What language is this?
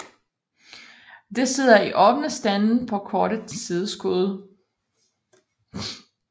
Danish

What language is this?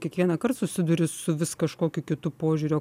Lithuanian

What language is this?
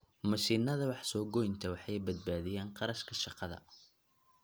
Somali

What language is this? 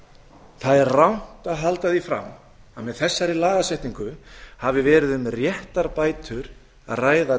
Icelandic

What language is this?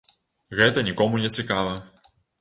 Belarusian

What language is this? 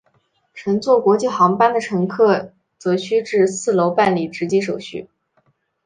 Chinese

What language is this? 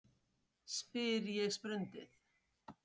Icelandic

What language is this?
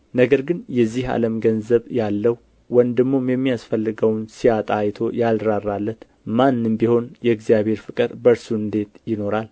Amharic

